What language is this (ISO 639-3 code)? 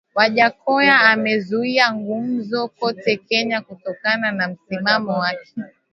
swa